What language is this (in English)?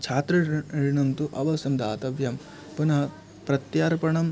Sanskrit